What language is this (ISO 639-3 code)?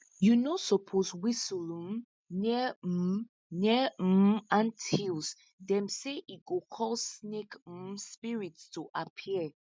pcm